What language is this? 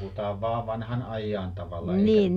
Finnish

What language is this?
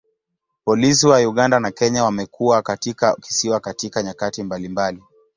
Swahili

